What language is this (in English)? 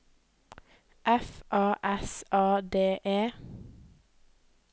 Norwegian